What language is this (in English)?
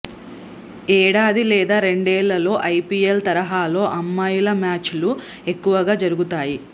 Telugu